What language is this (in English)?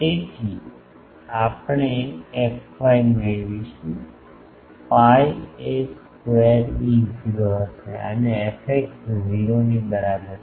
Gujarati